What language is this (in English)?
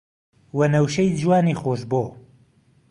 Central Kurdish